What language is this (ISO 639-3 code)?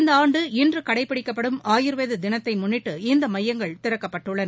tam